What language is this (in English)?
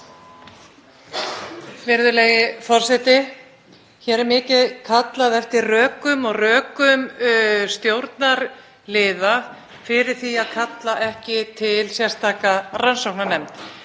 Icelandic